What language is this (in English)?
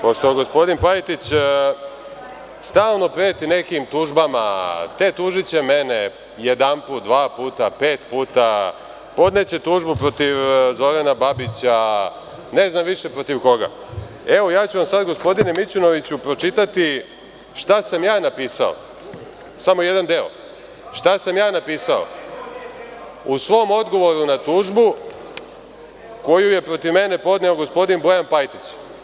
Serbian